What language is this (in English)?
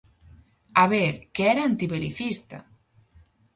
Galician